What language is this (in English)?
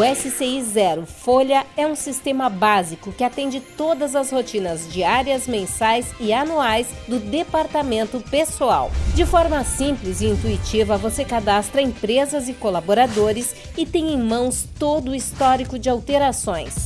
Portuguese